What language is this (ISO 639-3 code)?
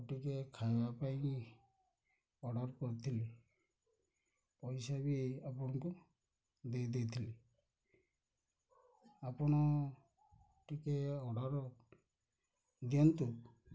ori